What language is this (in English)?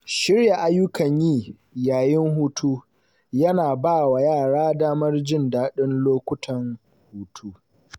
Hausa